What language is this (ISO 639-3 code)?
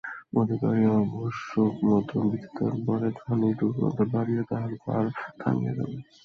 ben